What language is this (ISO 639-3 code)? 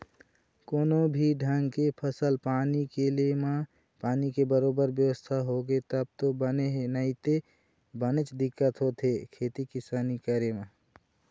hne